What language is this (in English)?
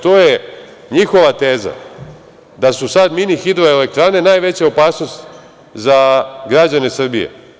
Serbian